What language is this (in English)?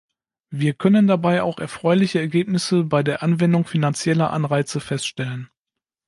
German